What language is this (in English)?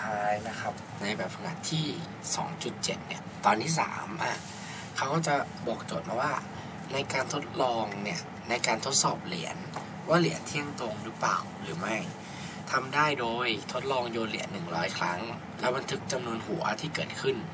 Thai